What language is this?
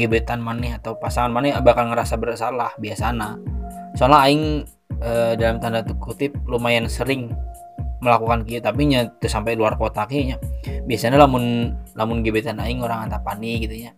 Indonesian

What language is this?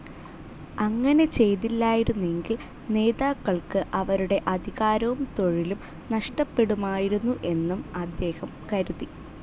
Malayalam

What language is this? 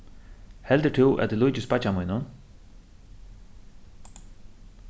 Faroese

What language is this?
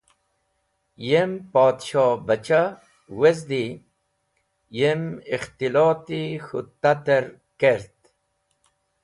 Wakhi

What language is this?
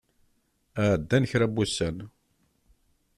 Kabyle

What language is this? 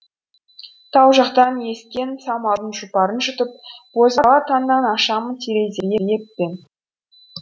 Kazakh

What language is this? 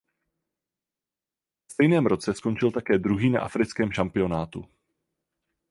Czech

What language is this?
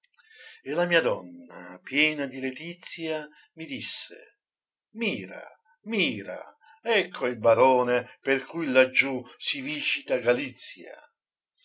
Italian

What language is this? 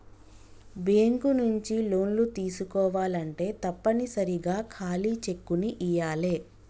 Telugu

